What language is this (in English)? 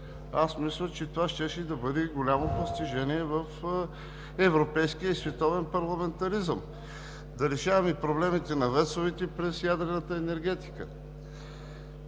Bulgarian